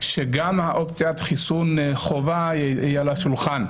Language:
Hebrew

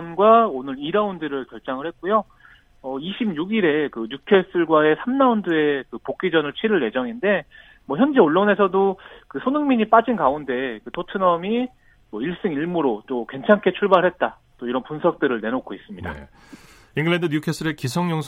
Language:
Korean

